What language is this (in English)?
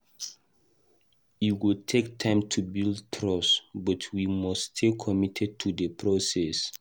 Nigerian Pidgin